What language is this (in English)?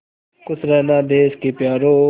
Hindi